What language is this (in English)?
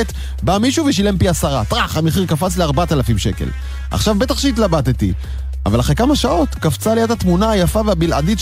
Hebrew